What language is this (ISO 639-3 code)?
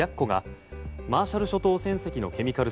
jpn